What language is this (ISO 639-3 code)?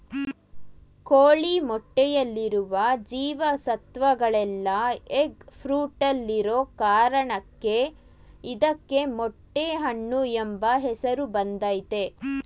kan